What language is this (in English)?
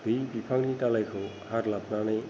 Bodo